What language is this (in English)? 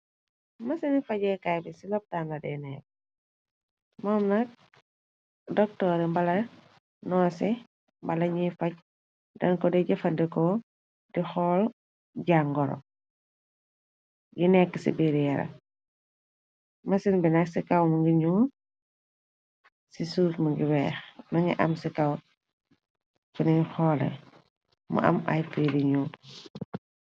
Wolof